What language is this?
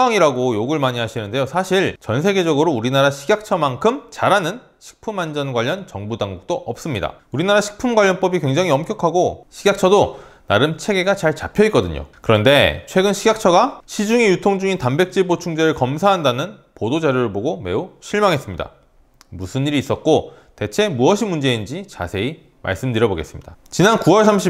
Korean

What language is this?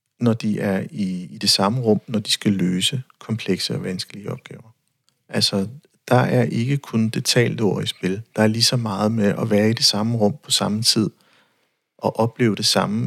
Danish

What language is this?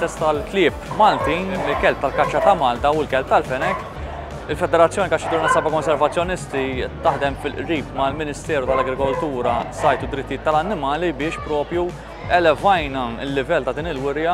Romanian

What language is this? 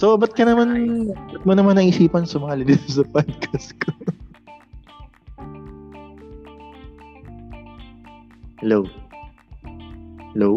Filipino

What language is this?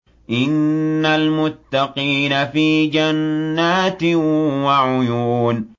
Arabic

